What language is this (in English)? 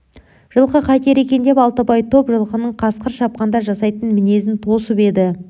Kazakh